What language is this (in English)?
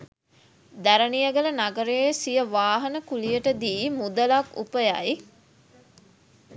Sinhala